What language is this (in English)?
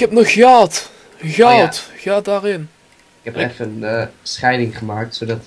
Dutch